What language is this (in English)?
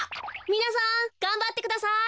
Japanese